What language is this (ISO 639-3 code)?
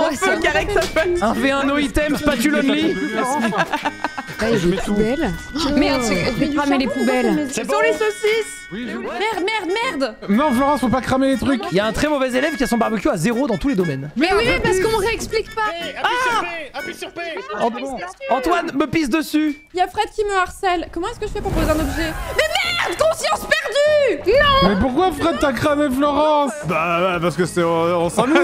fra